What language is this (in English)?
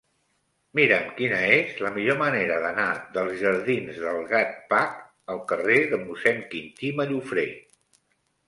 Catalan